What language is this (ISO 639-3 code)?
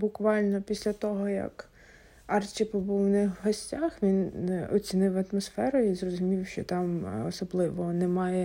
ukr